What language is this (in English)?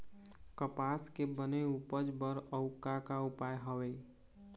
Chhattisgarhi